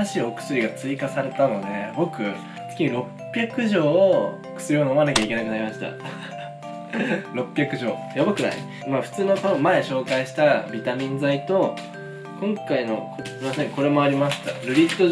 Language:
Japanese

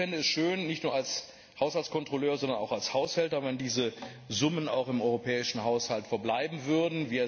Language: German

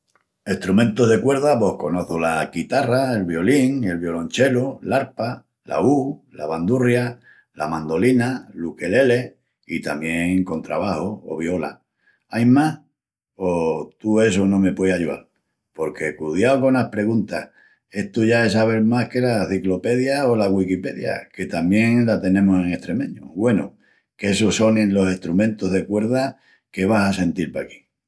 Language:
Extremaduran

